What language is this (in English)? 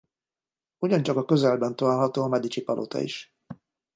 Hungarian